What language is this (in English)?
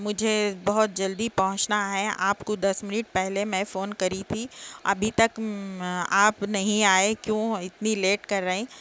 Urdu